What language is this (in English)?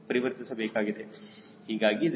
Kannada